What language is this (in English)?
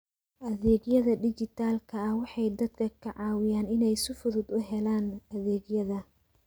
Somali